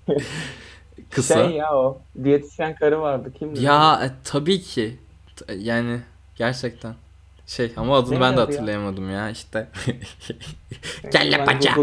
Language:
Turkish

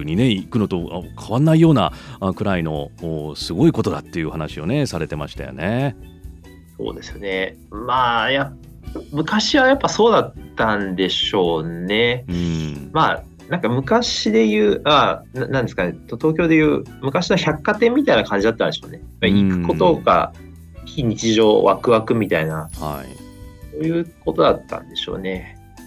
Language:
Japanese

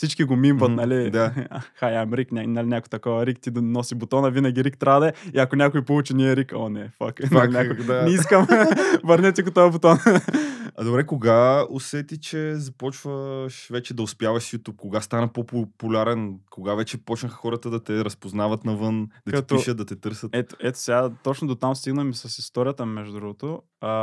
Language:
Bulgarian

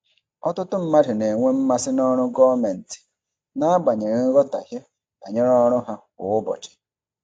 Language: Igbo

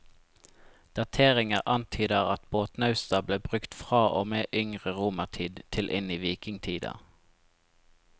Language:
Norwegian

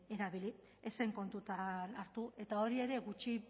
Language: Basque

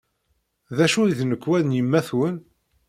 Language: Kabyle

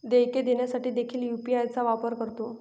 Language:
Marathi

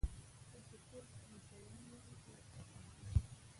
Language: Pashto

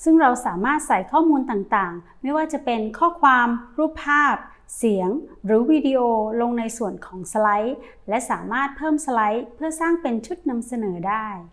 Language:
Thai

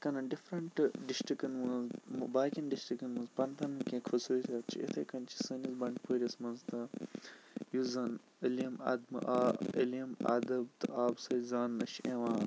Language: Kashmiri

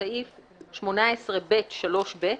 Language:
Hebrew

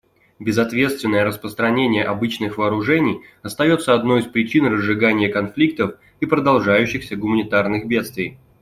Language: Russian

